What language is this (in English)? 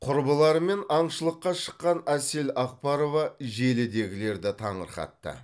Kazakh